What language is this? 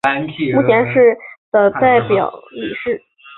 Chinese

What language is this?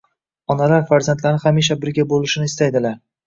Uzbek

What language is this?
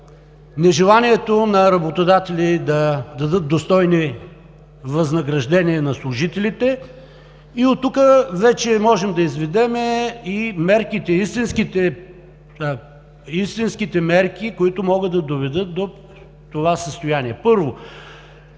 Bulgarian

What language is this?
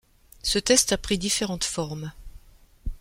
French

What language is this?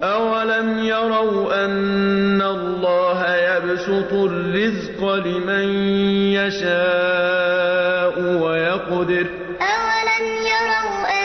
Arabic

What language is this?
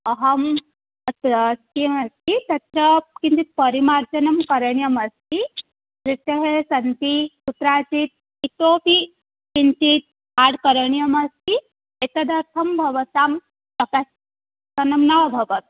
Sanskrit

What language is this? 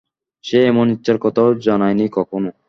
Bangla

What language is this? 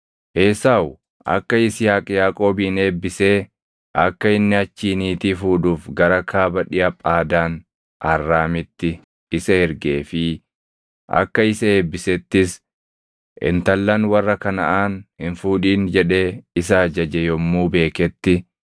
Oromo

